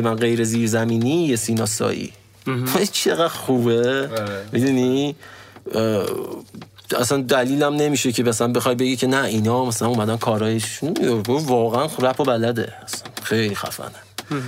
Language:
Persian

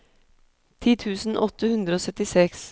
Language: Norwegian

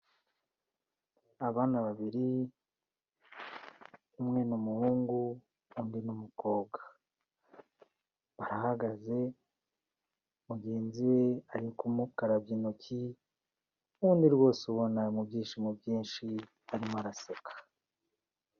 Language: Kinyarwanda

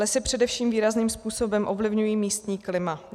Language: Czech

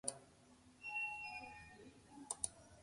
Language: Slovenian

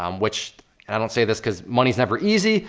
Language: English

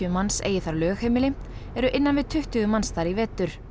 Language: Icelandic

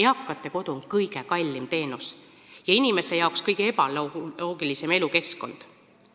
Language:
Estonian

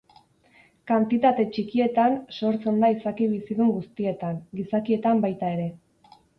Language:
Basque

